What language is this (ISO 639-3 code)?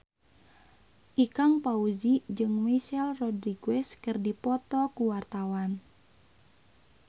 sun